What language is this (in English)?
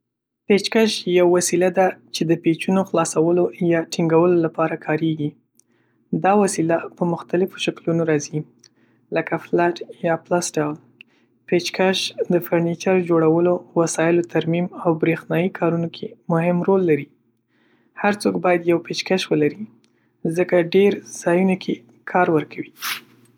Pashto